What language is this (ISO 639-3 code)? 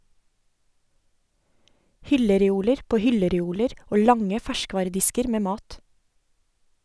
nor